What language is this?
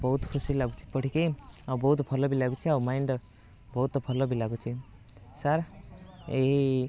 Odia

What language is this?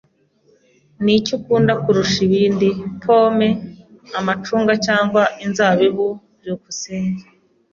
Kinyarwanda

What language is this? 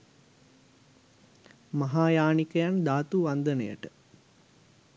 Sinhala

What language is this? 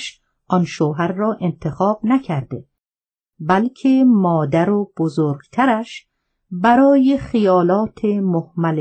Persian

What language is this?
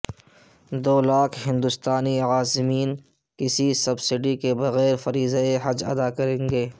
Urdu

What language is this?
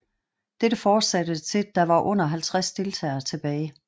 Danish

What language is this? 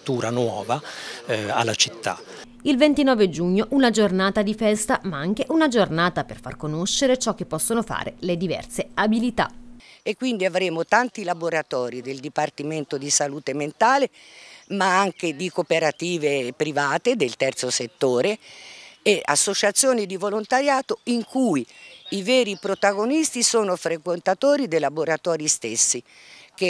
Italian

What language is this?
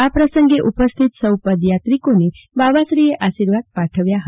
Gujarati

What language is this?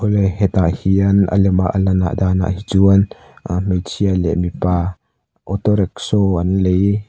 Mizo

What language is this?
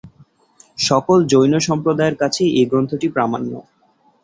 Bangla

